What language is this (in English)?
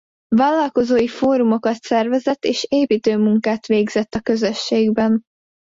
Hungarian